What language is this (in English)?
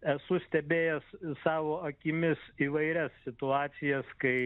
Lithuanian